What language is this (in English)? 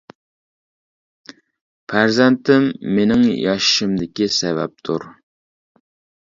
Uyghur